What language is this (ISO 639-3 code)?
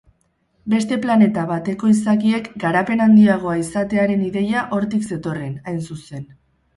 eus